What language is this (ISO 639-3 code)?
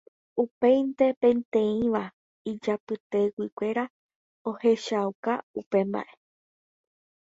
grn